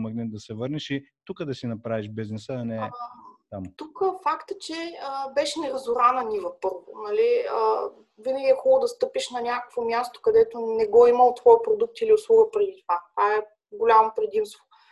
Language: Bulgarian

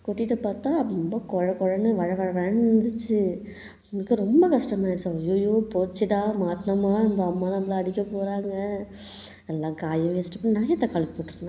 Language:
Tamil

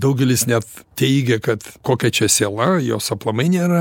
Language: Lithuanian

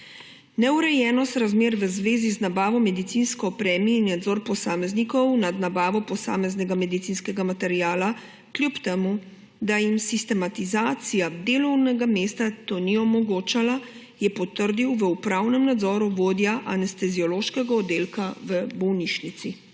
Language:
Slovenian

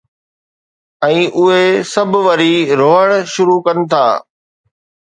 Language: Sindhi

